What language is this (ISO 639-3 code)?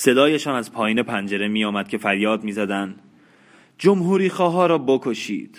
fas